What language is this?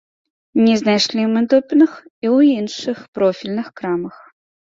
Belarusian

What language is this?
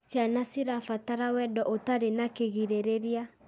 Kikuyu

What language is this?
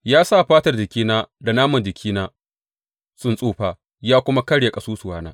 Hausa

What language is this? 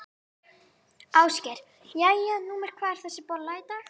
Icelandic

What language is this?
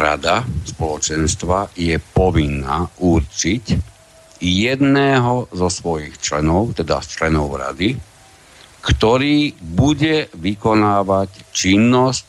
Slovak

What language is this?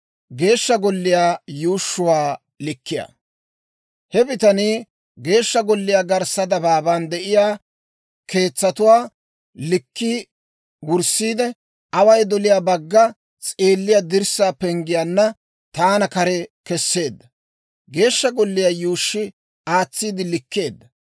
Dawro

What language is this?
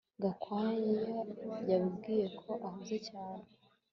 Kinyarwanda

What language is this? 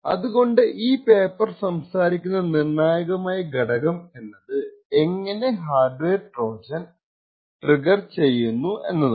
Malayalam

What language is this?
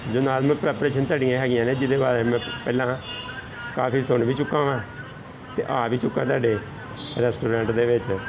Punjabi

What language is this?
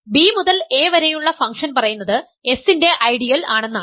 Malayalam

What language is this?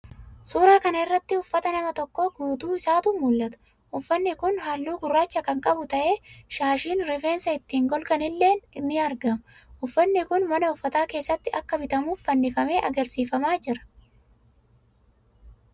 Oromo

